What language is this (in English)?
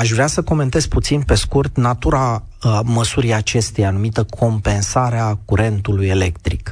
Romanian